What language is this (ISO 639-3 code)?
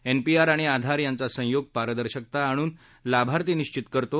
mar